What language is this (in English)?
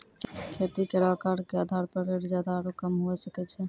Maithili